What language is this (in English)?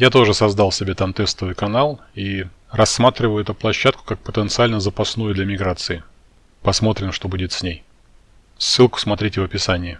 Russian